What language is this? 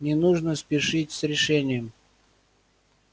Russian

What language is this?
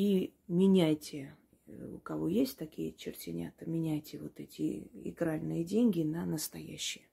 Russian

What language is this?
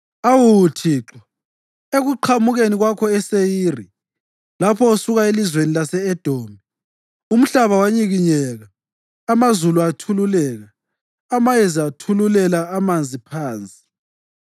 North Ndebele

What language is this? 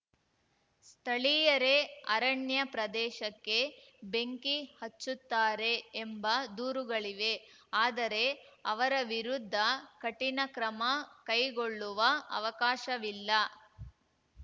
Kannada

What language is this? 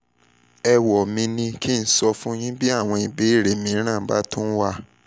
Yoruba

